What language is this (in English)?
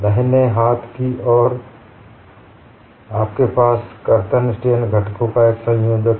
Hindi